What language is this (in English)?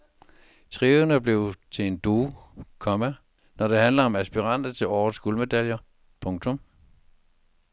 Danish